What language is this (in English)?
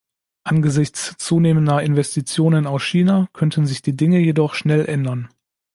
German